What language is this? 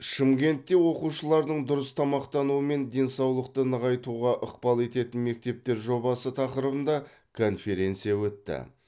Kazakh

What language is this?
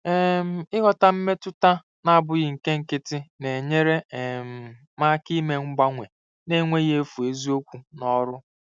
Igbo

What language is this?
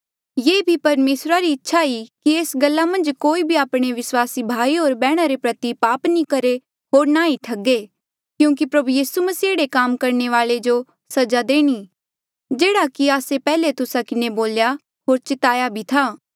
Mandeali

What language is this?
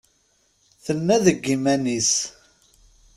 Kabyle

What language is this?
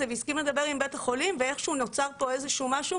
Hebrew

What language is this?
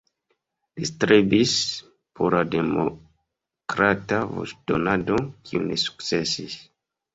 Esperanto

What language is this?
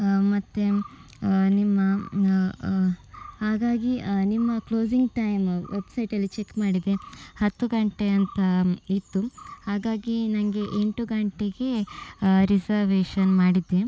Kannada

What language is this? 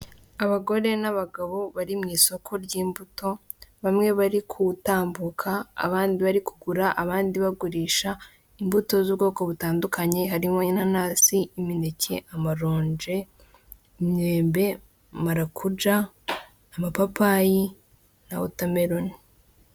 Kinyarwanda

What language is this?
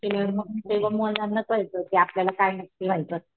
Marathi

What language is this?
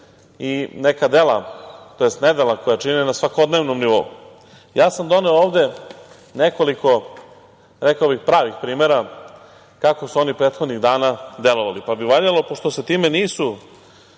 Serbian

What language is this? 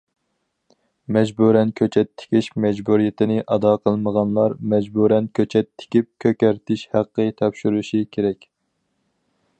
Uyghur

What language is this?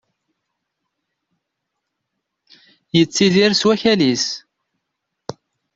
Kabyle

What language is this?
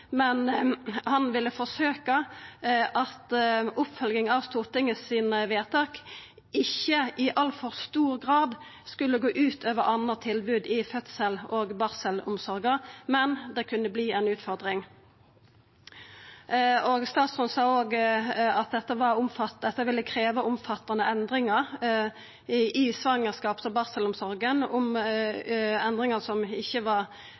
Norwegian Nynorsk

